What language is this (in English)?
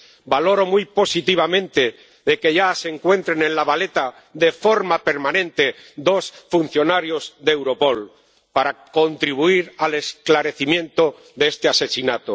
Spanish